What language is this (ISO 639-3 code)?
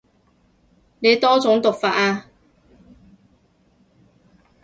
yue